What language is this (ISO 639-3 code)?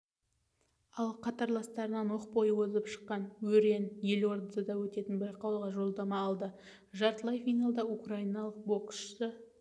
kaz